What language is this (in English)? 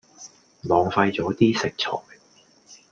Cantonese